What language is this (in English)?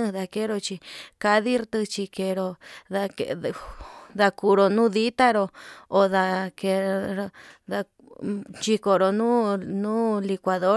Yutanduchi Mixtec